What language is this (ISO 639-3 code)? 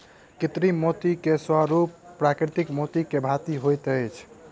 mai